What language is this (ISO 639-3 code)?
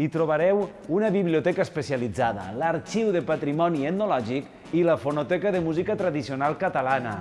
cat